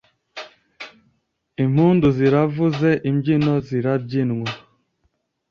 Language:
Kinyarwanda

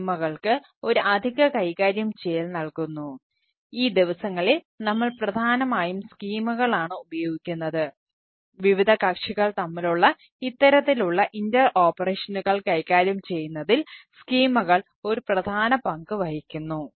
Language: Malayalam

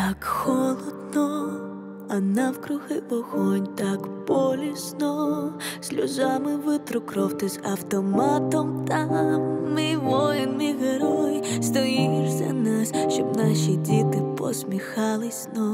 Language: Ukrainian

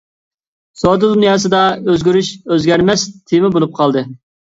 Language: Uyghur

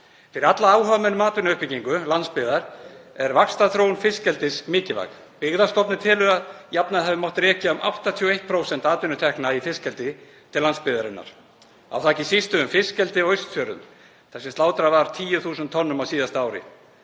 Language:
Icelandic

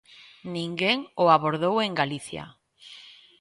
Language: Galician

